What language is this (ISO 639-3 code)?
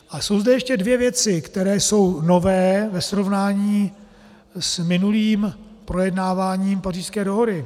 ces